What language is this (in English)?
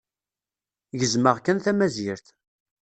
Kabyle